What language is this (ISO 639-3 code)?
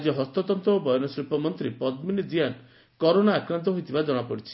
ori